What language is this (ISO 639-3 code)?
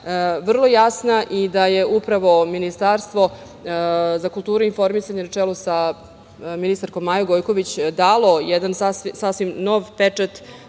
srp